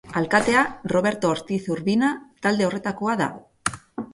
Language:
Basque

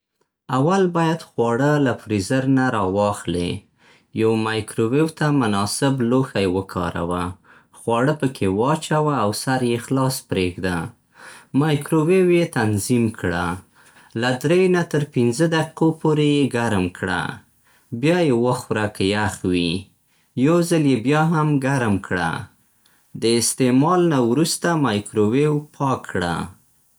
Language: Central Pashto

